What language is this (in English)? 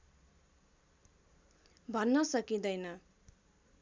Nepali